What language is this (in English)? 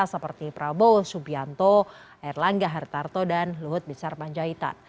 Indonesian